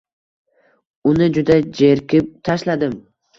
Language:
Uzbek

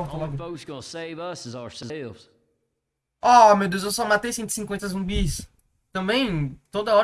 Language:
Portuguese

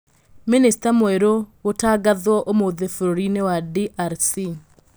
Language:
Kikuyu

